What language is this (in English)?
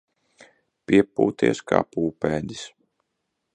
Latvian